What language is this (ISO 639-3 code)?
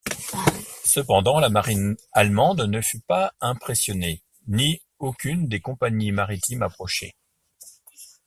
fra